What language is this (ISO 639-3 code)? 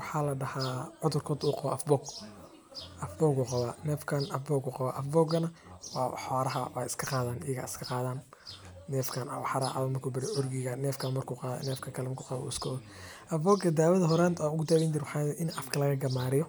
som